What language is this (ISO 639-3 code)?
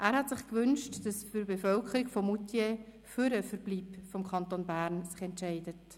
gsw